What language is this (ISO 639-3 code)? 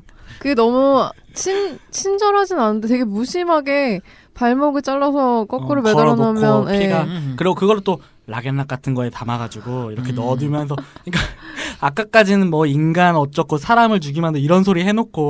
kor